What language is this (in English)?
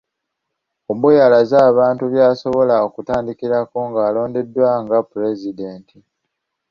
Ganda